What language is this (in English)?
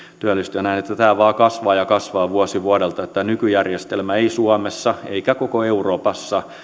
Finnish